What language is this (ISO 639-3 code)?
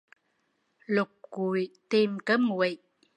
vie